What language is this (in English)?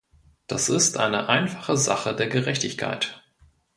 German